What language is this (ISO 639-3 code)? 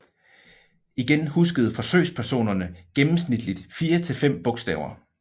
dan